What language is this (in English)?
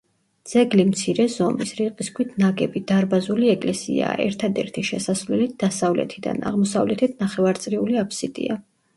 Georgian